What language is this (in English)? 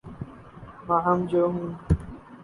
Urdu